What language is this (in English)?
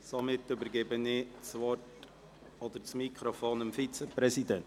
Swiss German